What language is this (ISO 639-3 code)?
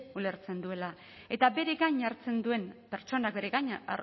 eus